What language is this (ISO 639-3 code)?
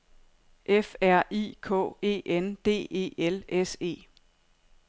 dan